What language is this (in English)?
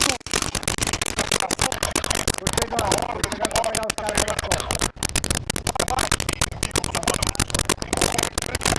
Portuguese